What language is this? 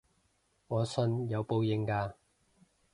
Cantonese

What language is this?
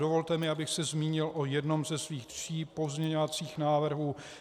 Czech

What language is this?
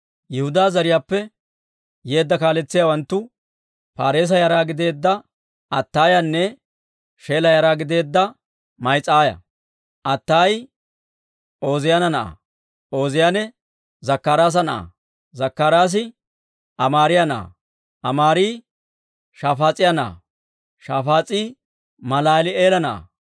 Dawro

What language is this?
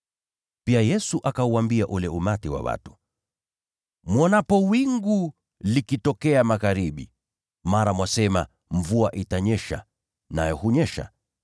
Swahili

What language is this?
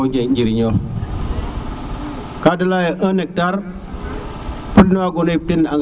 Serer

